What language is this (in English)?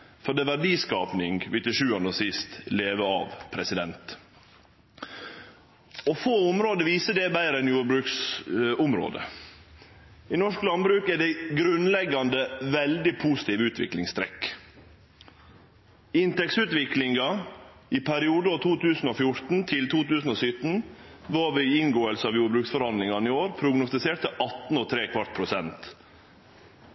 Norwegian Nynorsk